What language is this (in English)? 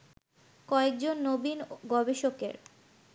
Bangla